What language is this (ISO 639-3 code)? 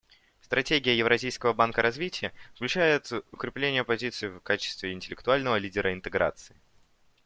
rus